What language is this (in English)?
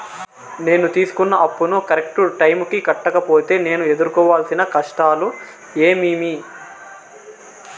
Telugu